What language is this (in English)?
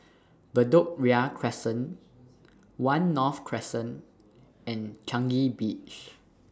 English